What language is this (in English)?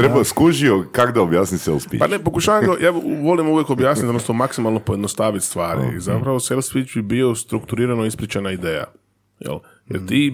Croatian